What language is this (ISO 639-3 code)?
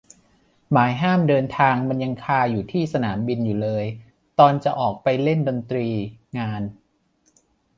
tha